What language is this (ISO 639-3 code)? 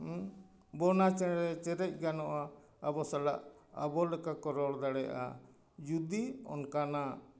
sat